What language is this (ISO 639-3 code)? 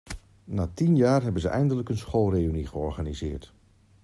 nld